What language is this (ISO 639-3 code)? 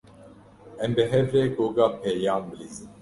kur